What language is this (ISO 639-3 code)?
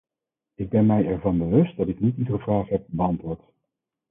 nld